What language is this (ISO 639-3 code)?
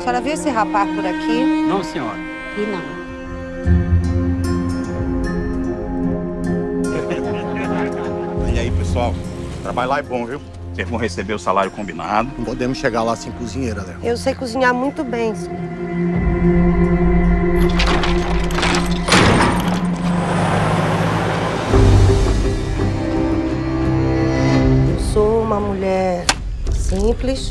por